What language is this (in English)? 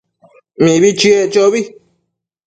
Matsés